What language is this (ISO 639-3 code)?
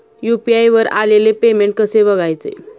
mar